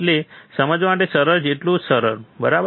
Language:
Gujarati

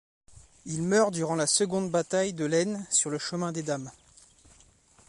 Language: French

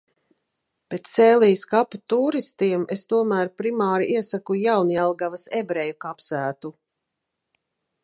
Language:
Latvian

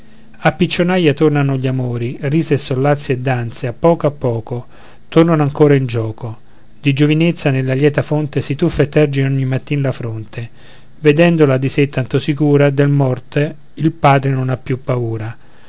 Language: Italian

